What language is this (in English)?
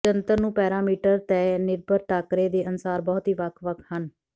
Punjabi